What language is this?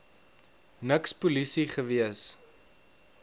Afrikaans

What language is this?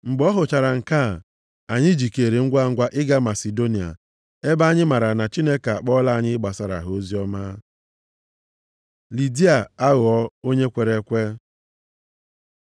Igbo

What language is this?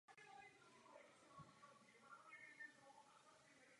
Czech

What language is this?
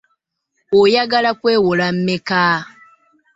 Ganda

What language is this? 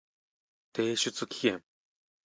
Japanese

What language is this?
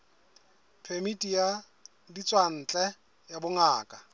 Southern Sotho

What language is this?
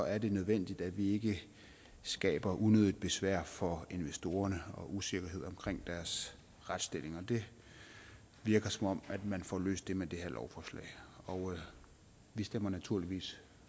Danish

